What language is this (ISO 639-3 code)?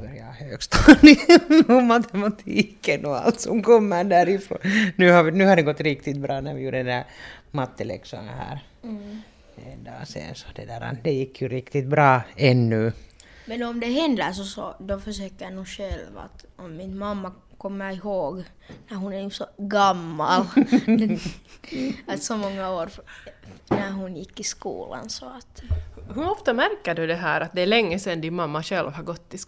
swe